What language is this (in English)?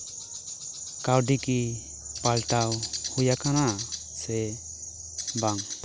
Santali